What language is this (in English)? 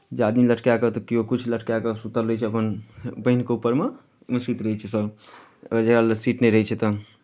Maithili